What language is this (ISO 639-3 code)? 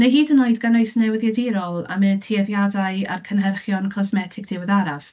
cym